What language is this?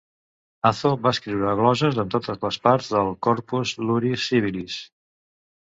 Catalan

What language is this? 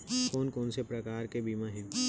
Chhattisgarhi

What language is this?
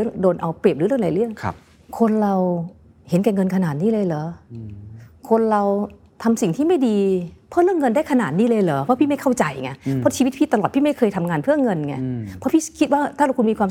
Thai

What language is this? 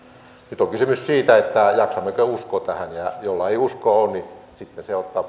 Finnish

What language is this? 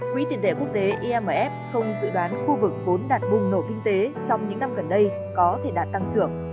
Vietnamese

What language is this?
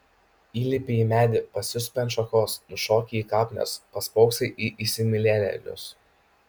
Lithuanian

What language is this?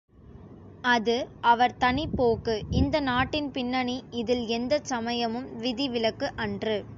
Tamil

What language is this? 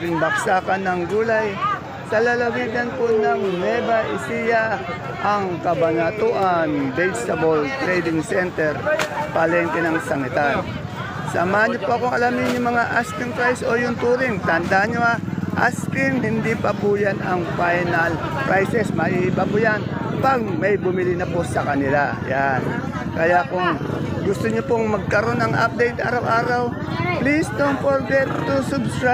Filipino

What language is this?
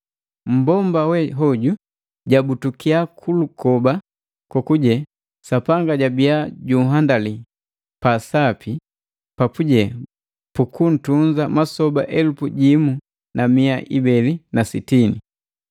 Matengo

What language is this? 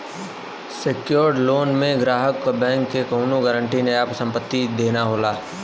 Bhojpuri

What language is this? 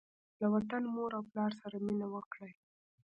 Pashto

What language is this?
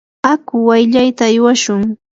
Yanahuanca Pasco Quechua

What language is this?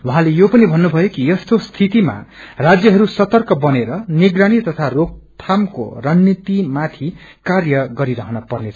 Nepali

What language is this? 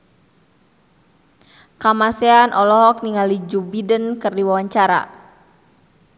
Sundanese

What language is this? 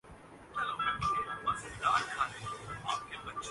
Urdu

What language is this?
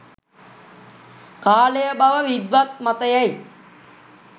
Sinhala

